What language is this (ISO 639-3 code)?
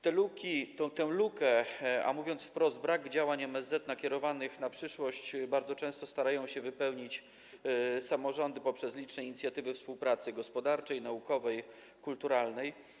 pol